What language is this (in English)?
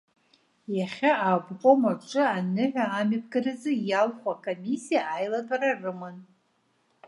Abkhazian